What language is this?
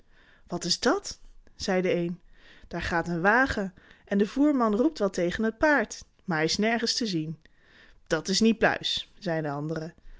Dutch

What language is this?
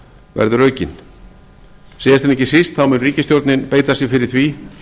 Icelandic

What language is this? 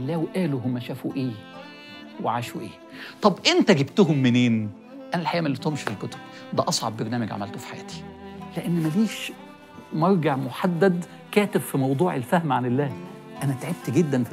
Arabic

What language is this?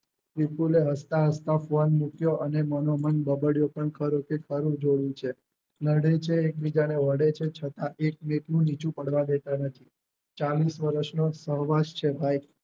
Gujarati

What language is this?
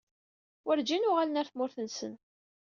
Kabyle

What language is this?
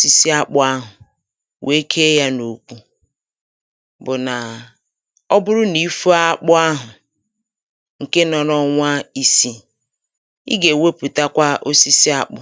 Igbo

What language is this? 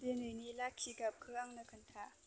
Bodo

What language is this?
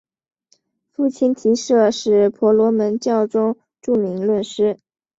Chinese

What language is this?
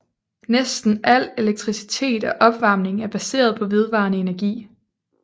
Danish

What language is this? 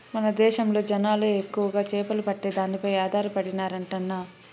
Telugu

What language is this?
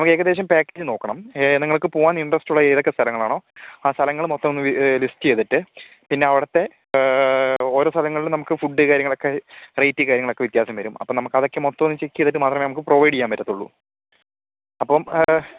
Malayalam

